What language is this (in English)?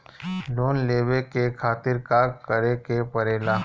Bhojpuri